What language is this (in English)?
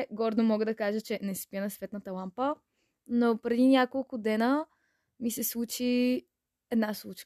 Bulgarian